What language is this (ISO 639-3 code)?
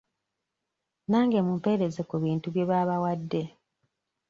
lug